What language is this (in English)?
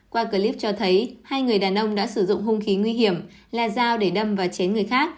Vietnamese